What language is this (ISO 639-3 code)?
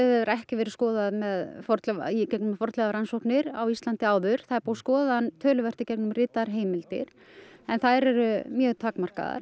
isl